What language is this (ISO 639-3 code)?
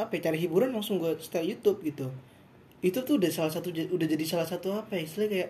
ind